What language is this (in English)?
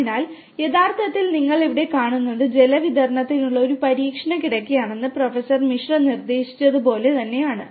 Malayalam